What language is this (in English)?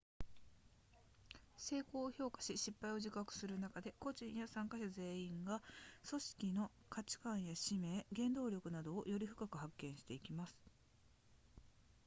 Japanese